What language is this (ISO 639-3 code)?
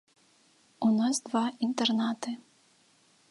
bel